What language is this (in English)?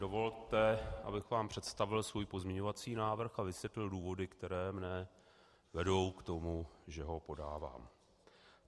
Czech